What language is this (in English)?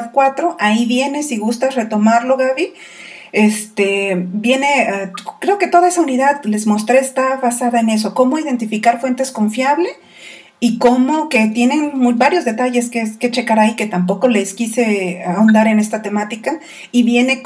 Spanish